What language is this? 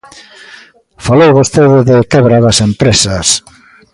Galician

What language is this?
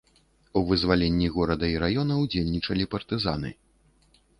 Belarusian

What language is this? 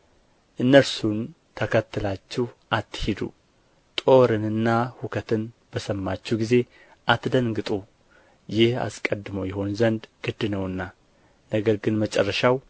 Amharic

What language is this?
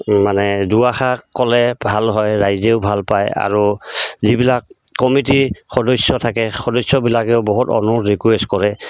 Assamese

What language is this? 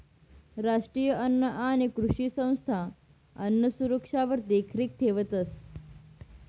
Marathi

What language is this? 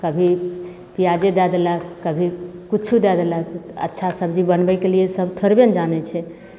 Maithili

